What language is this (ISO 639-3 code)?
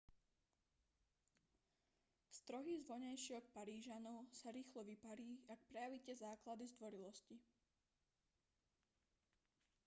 slk